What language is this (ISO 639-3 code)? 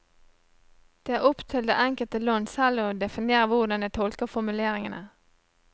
nor